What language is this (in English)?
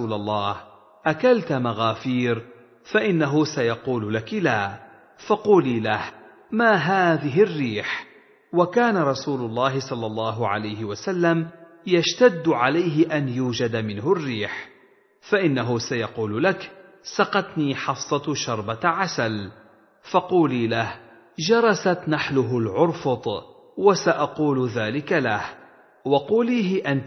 Arabic